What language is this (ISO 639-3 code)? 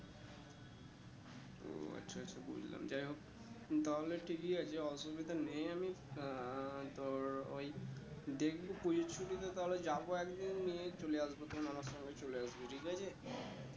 ben